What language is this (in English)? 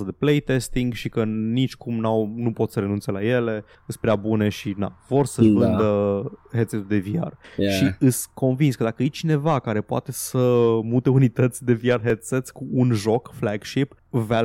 Romanian